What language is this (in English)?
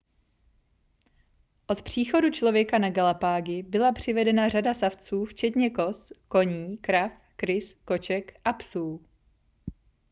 Czech